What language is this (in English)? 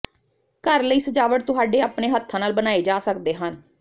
Punjabi